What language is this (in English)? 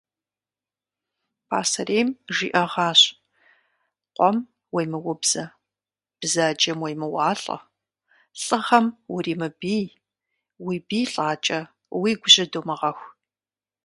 Kabardian